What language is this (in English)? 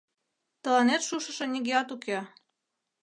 Mari